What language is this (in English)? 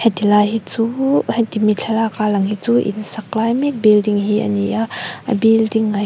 Mizo